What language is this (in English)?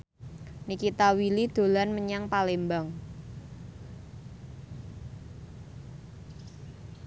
Javanese